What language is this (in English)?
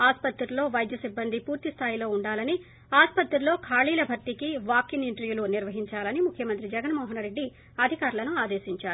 Telugu